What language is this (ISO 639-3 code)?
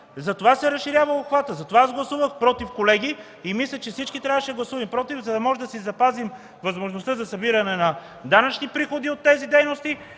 bul